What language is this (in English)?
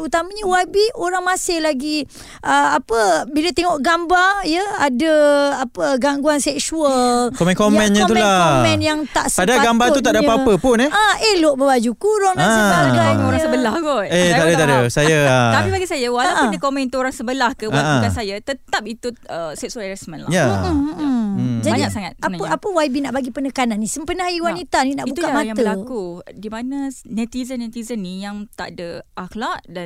Malay